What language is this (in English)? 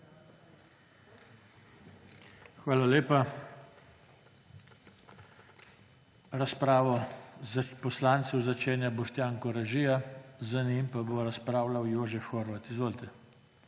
Slovenian